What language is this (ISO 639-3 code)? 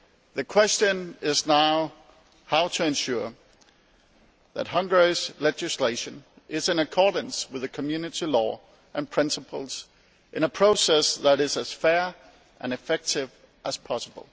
eng